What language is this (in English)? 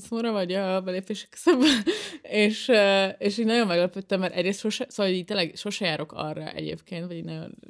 Hungarian